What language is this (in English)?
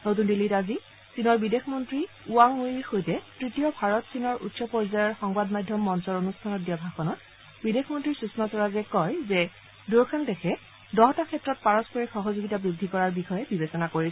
Assamese